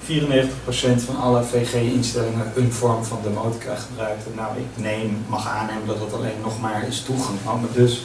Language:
Dutch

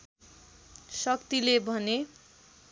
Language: Nepali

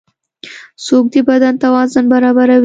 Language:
Pashto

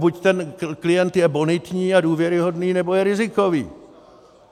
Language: Czech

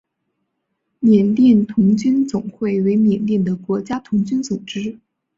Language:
Chinese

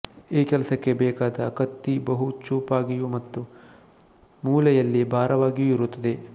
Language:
Kannada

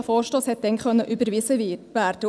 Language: Swiss German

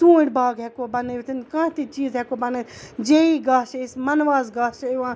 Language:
Kashmiri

